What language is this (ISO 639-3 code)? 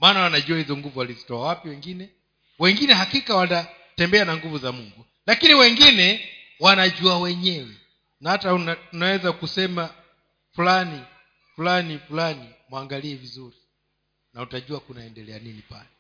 swa